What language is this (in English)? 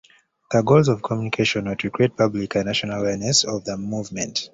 English